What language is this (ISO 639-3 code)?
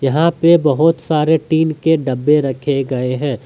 hin